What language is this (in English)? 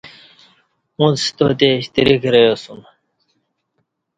Kati